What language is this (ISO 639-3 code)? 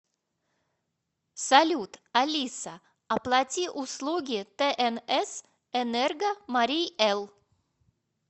rus